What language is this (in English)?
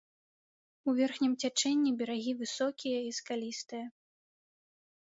Belarusian